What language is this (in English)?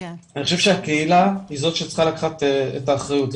Hebrew